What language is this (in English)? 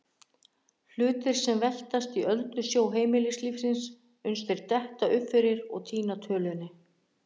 Icelandic